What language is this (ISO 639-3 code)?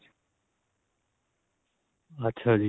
pan